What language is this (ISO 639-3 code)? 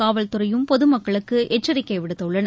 tam